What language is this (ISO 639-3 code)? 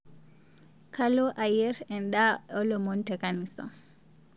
mas